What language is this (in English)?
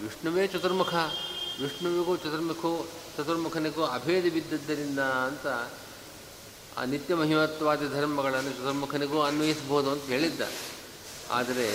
Kannada